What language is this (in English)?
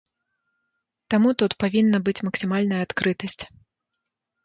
Belarusian